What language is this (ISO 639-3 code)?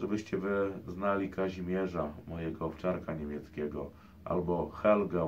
pol